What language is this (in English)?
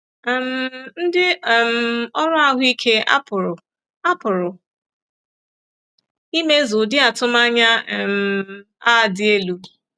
Igbo